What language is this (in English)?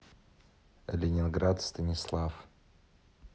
Russian